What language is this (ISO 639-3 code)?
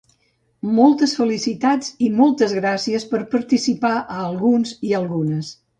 cat